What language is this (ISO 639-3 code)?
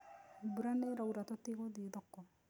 kik